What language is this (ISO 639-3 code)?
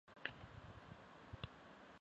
zho